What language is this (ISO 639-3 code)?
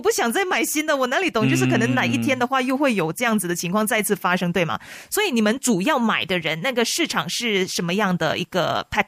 zho